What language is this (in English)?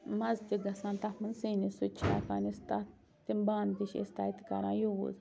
Kashmiri